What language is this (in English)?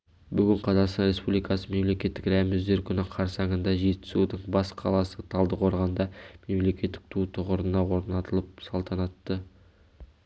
Kazakh